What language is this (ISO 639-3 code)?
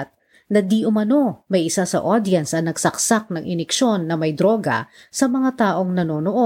fil